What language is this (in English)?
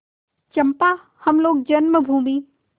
Hindi